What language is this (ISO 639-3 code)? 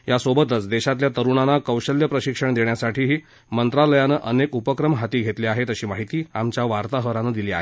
mar